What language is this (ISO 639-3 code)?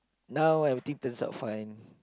eng